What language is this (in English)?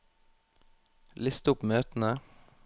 Norwegian